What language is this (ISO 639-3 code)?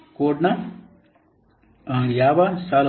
kan